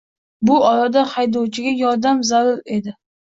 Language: Uzbek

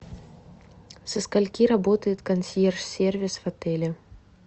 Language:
Russian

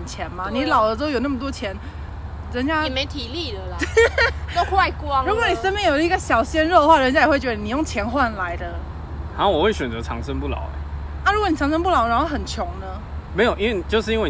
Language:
Chinese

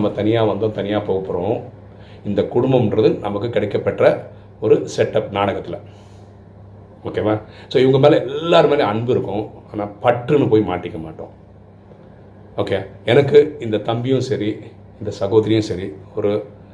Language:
Tamil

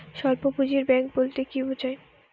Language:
Bangla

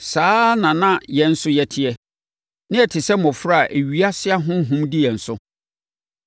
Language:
Akan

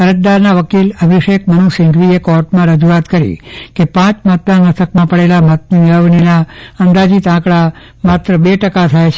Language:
Gujarati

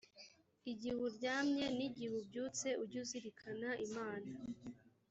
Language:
Kinyarwanda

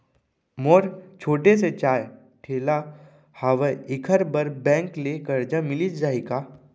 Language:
Chhattisgarhi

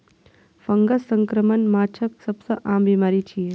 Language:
Maithili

